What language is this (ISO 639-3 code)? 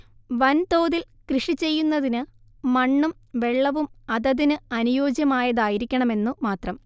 mal